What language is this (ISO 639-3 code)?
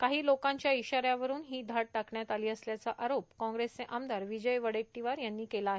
mar